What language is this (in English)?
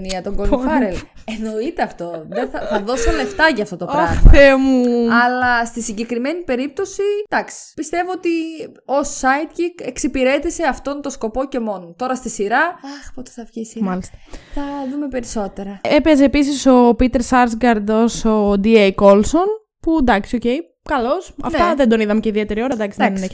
Greek